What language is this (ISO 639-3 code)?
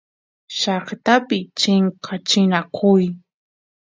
qus